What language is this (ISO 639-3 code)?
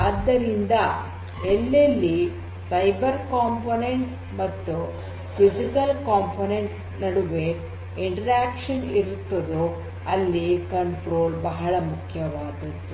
kan